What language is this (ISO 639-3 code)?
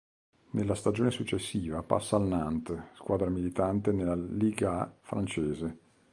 ita